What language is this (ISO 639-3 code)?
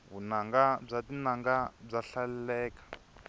tso